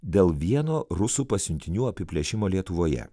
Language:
Lithuanian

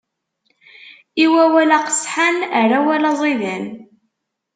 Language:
Kabyle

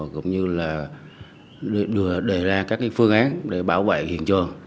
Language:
Vietnamese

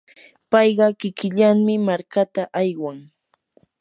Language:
Yanahuanca Pasco Quechua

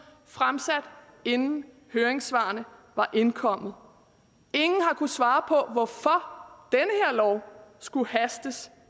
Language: Danish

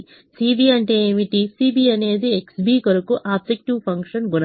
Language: Telugu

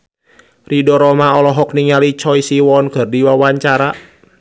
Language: Sundanese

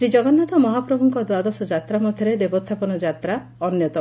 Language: Odia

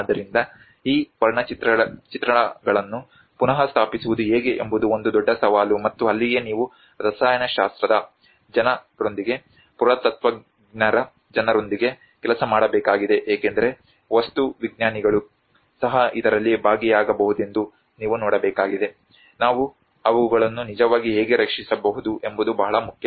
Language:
Kannada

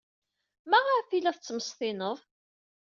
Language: Kabyle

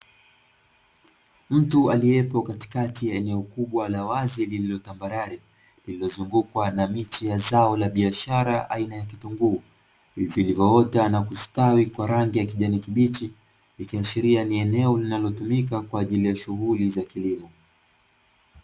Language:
Swahili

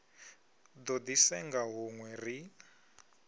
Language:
Venda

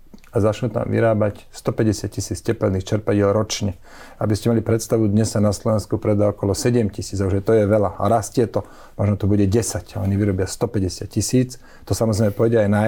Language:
Slovak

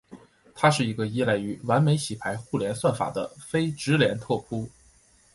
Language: Chinese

